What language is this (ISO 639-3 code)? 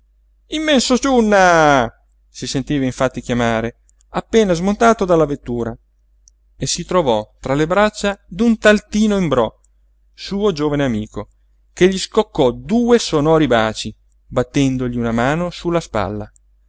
ita